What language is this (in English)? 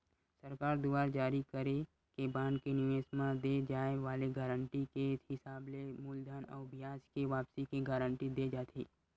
Chhattisgarhi